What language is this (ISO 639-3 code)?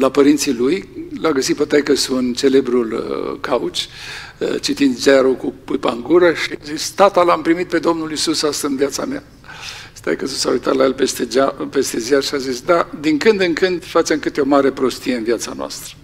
ron